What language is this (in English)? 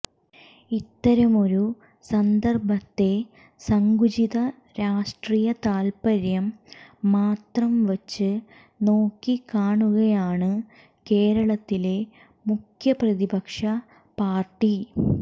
Malayalam